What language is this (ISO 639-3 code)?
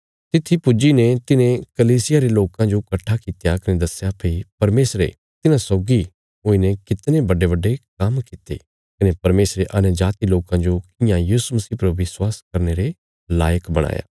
kfs